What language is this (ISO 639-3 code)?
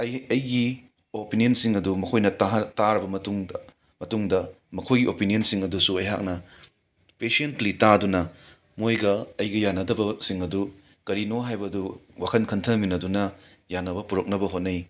mni